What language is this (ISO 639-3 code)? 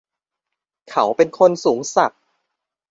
tha